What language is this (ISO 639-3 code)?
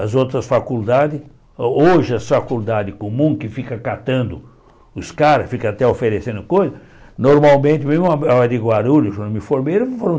por